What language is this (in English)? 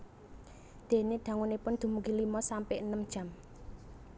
Javanese